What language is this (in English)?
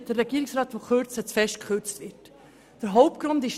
Swiss German